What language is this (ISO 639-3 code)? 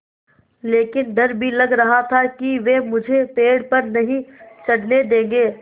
hin